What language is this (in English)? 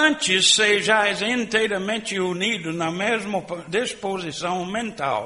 Portuguese